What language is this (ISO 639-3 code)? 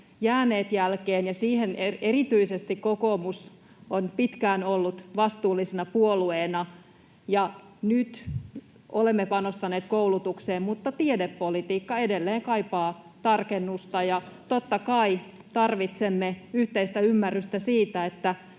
fin